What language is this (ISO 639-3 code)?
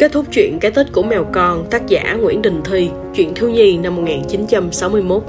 vie